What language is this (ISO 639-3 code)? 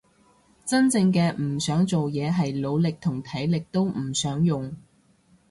yue